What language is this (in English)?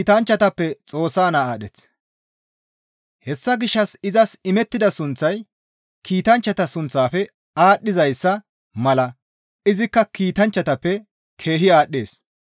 Gamo